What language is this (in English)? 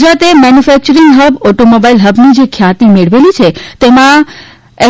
Gujarati